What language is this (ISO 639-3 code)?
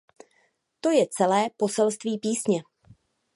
ces